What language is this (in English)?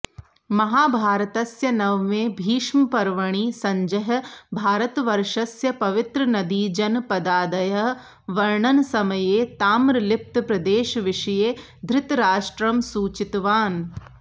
Sanskrit